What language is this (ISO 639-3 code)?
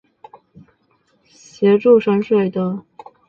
zho